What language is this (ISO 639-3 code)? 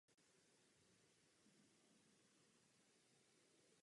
ces